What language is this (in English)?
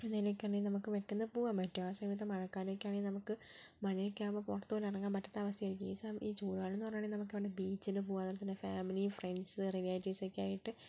Malayalam